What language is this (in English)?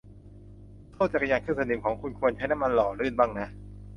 Thai